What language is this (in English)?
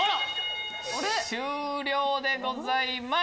Japanese